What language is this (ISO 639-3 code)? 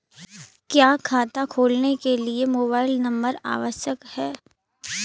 hin